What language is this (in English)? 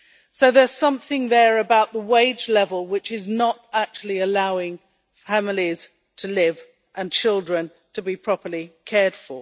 English